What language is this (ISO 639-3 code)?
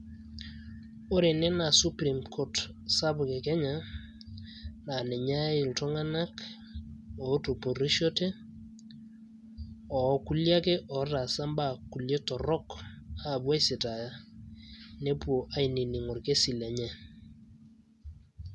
mas